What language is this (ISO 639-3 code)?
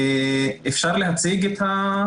heb